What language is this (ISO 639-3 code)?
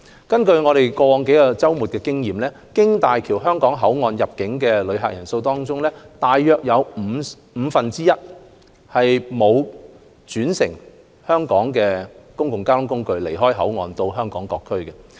yue